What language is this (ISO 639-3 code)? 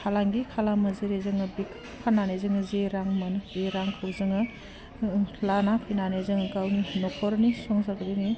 brx